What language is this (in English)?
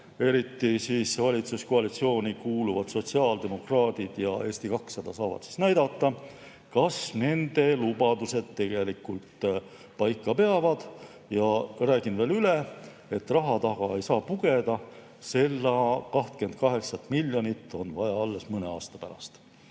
Estonian